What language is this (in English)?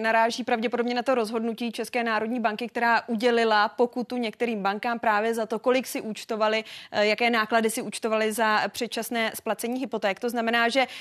Czech